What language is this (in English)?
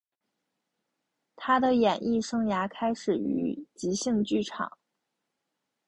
Chinese